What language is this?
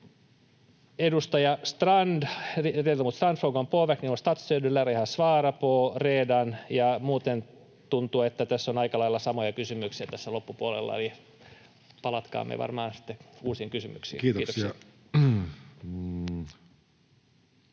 Finnish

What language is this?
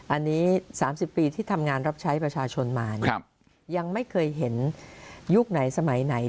Thai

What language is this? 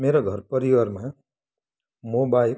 Nepali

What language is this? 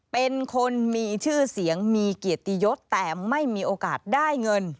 Thai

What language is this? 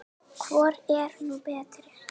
Icelandic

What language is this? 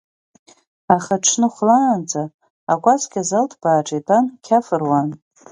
Abkhazian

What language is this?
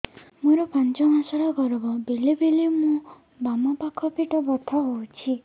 Odia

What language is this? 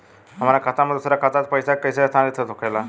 Bhojpuri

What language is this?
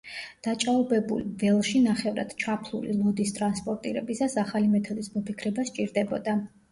Georgian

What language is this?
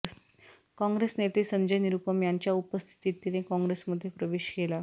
Marathi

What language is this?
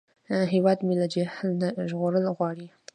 Pashto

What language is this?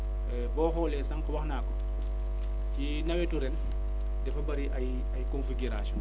Wolof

